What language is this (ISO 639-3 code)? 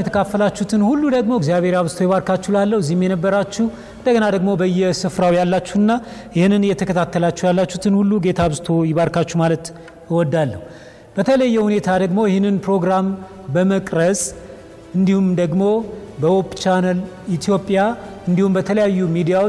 amh